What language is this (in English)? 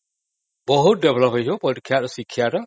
Odia